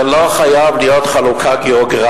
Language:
Hebrew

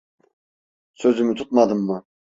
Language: Turkish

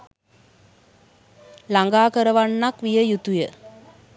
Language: Sinhala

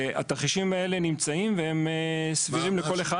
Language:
Hebrew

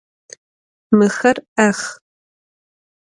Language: Adyghe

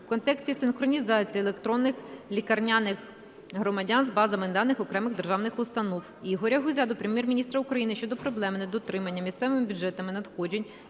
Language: Ukrainian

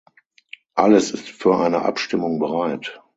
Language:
German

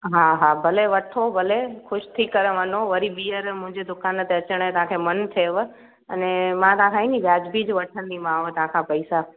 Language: Sindhi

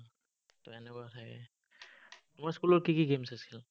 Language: Assamese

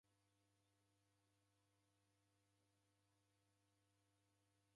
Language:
Taita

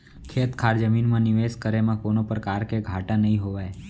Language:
Chhattisgarhi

